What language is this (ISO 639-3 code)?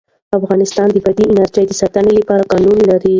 pus